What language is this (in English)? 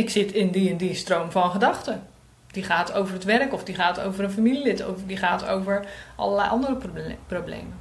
Dutch